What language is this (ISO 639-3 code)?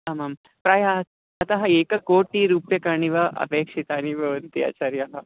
san